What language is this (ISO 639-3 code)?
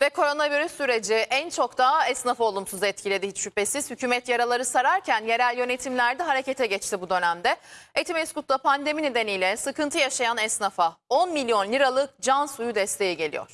tur